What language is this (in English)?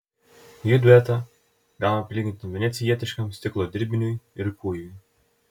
Lithuanian